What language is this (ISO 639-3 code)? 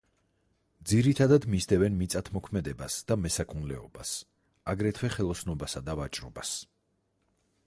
kat